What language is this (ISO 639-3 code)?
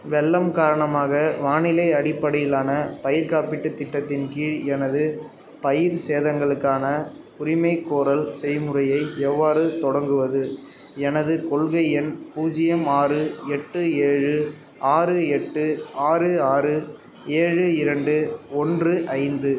tam